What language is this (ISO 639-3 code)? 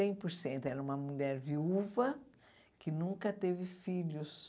por